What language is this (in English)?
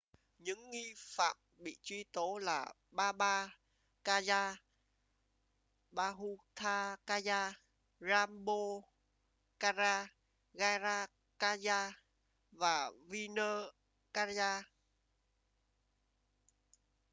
Vietnamese